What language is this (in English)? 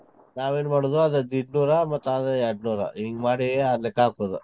Kannada